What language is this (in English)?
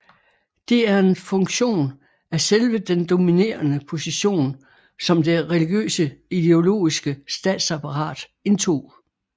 Danish